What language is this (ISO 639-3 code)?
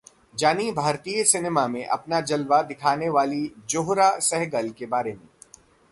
hin